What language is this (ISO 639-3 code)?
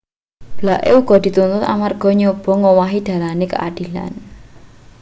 jav